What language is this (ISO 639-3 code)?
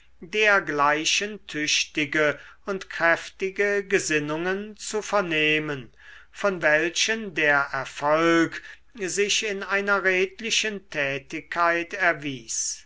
deu